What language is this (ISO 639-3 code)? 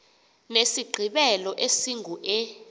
xho